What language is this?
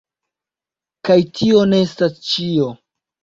Esperanto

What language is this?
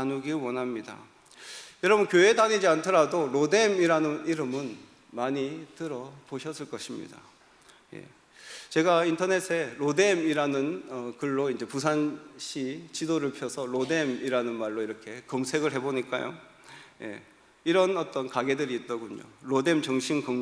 Korean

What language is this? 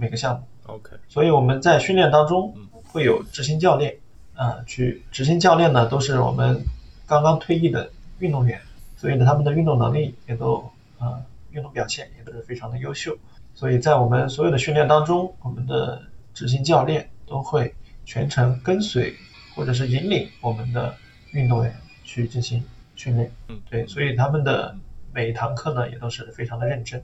Chinese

